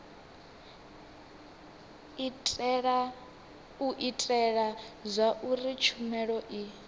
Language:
Venda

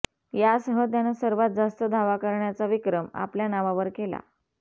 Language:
Marathi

